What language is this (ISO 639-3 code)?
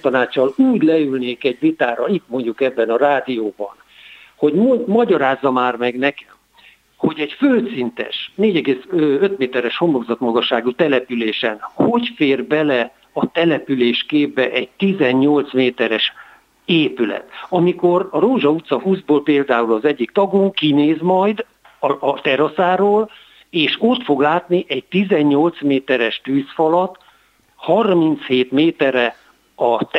hun